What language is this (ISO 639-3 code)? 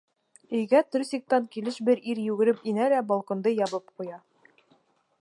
bak